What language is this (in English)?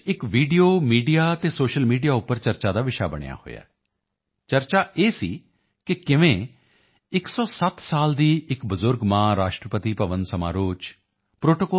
Punjabi